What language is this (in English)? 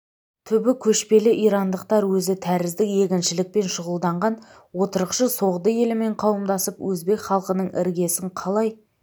Kazakh